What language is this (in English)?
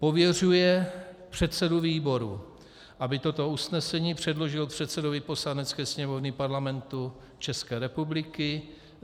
Czech